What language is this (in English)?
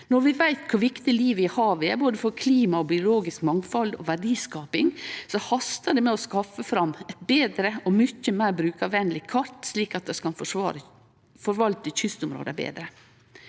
Norwegian